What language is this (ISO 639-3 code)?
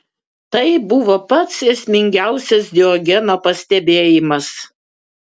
lit